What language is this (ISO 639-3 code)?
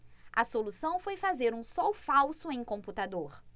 por